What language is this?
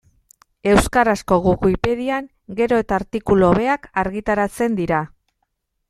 Basque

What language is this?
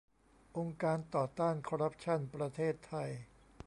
Thai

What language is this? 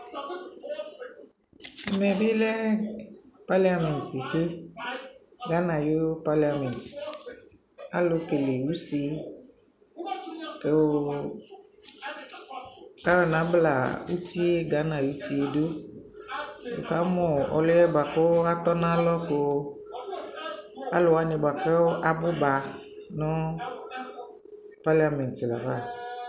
Ikposo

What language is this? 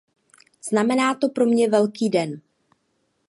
Czech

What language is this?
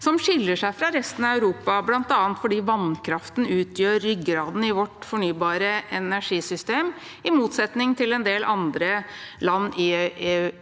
Norwegian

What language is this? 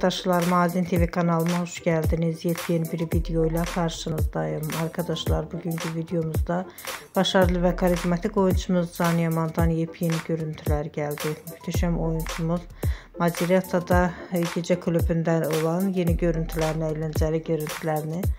Turkish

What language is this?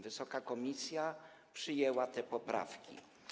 Polish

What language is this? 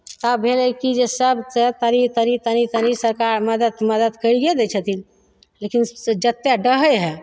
Maithili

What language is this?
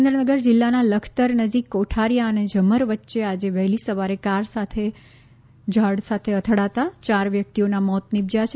Gujarati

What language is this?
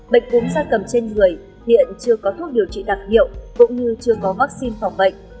Vietnamese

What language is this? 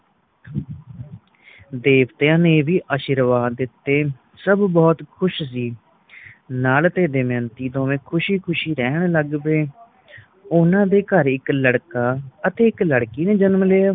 Punjabi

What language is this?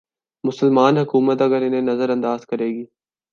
Urdu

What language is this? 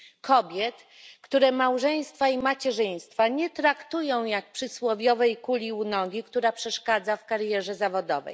Polish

